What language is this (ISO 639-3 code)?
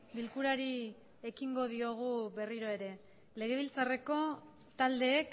eus